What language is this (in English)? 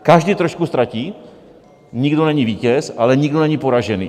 Czech